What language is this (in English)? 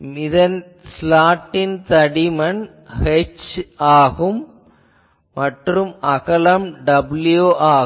Tamil